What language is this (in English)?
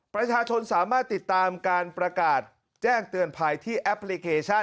Thai